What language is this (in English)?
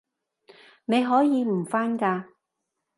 Cantonese